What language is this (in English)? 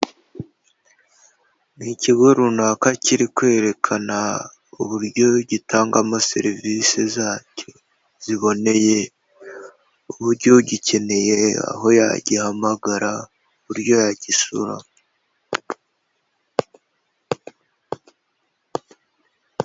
Kinyarwanda